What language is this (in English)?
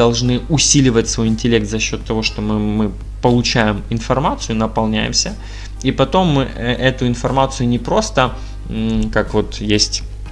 Russian